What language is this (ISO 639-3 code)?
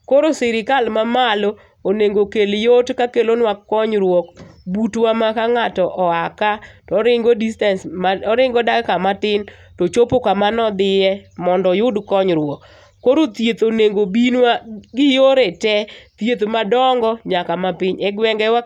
luo